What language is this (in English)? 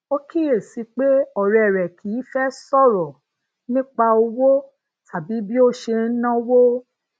Yoruba